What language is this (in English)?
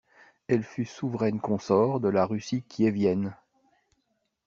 French